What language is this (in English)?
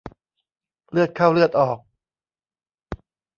Thai